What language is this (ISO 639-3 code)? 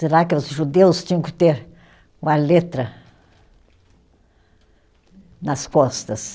por